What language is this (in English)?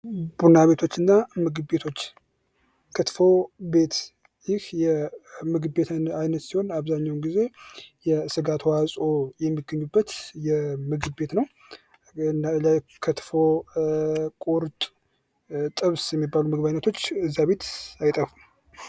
Amharic